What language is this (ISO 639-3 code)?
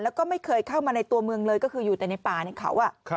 tha